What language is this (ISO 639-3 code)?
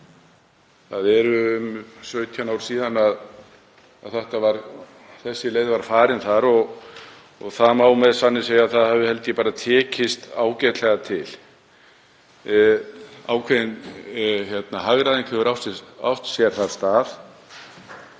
isl